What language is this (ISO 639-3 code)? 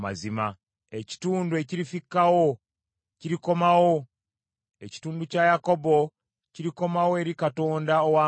lug